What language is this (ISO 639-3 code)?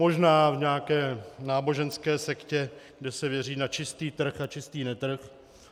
ces